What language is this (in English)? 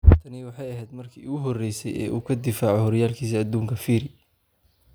Somali